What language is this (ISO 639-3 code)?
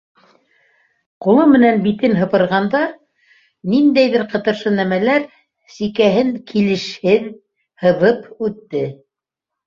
bak